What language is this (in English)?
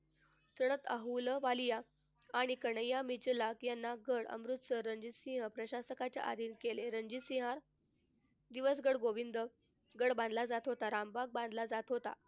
Marathi